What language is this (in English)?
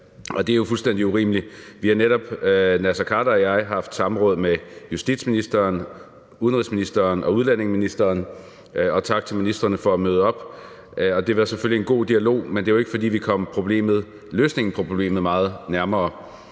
Danish